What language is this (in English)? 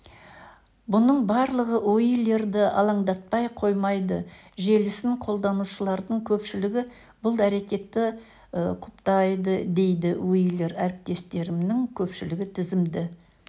Kazakh